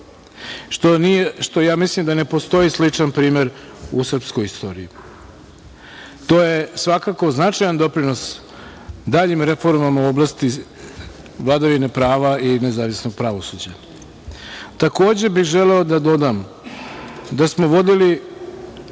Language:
Serbian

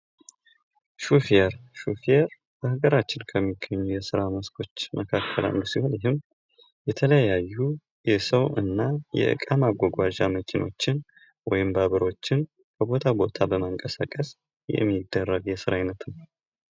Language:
Amharic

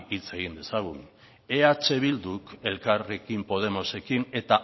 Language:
Basque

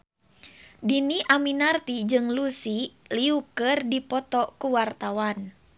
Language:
Sundanese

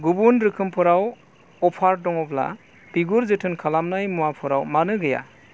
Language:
Bodo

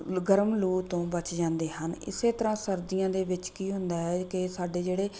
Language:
Punjabi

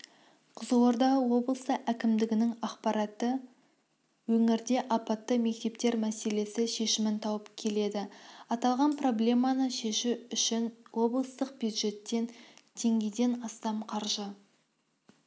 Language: Kazakh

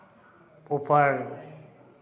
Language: Maithili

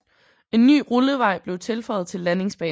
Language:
Danish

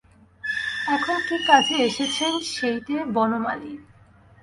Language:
Bangla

